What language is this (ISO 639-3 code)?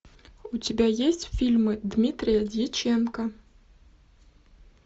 rus